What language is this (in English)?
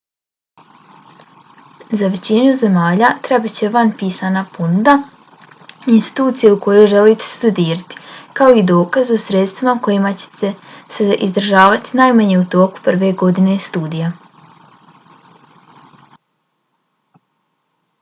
Bosnian